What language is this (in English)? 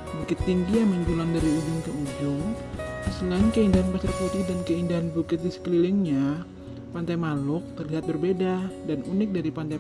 Indonesian